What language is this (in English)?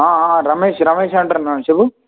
Telugu